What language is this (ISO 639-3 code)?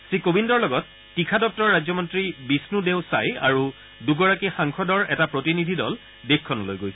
asm